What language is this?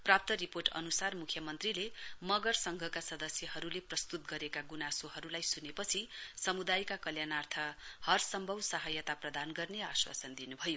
Nepali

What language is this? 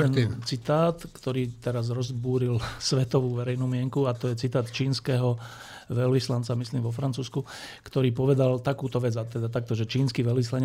Slovak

